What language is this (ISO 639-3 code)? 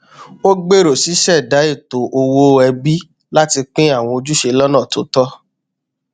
yor